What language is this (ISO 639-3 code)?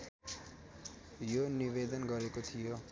nep